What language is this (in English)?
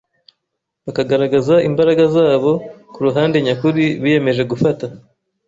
Kinyarwanda